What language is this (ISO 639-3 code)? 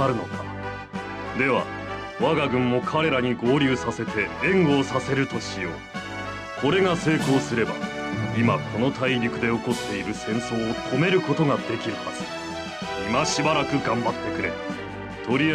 jpn